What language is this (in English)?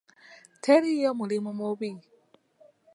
Ganda